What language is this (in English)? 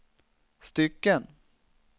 Swedish